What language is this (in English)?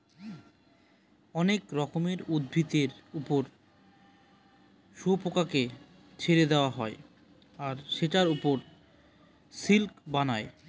Bangla